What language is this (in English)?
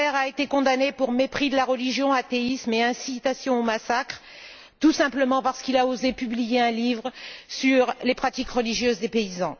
French